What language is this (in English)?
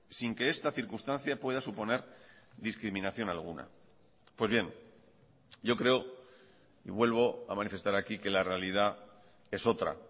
Spanish